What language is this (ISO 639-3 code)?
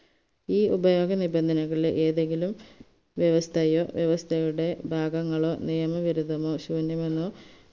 mal